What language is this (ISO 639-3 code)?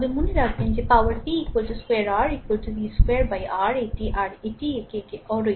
ben